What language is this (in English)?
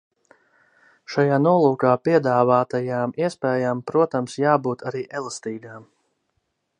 Latvian